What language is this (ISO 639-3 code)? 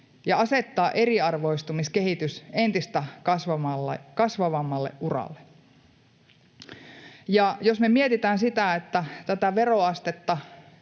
fin